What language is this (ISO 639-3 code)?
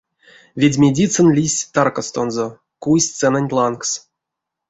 myv